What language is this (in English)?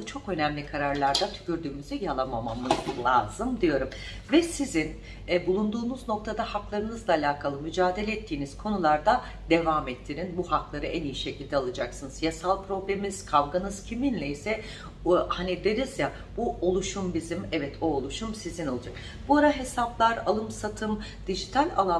Turkish